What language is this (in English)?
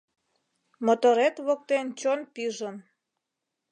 Mari